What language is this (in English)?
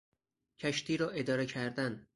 Persian